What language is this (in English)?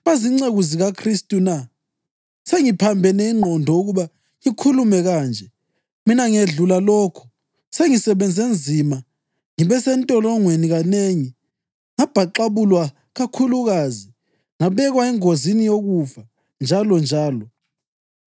North Ndebele